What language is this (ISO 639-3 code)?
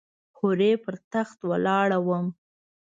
pus